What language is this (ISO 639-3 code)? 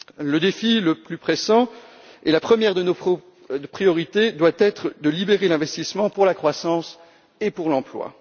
fra